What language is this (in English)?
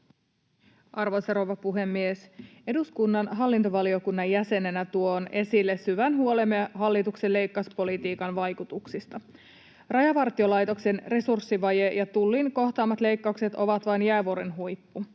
Finnish